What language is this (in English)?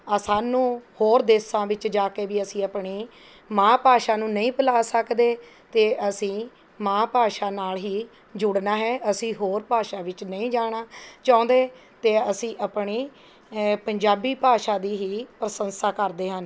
Punjabi